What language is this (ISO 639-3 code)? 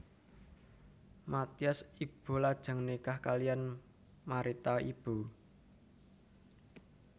jav